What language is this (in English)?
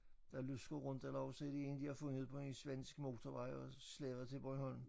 Danish